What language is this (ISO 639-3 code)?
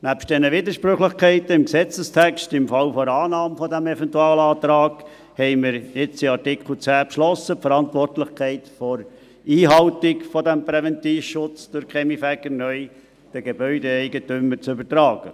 gsw